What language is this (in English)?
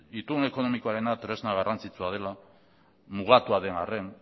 Basque